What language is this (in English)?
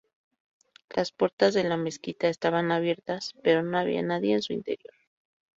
Spanish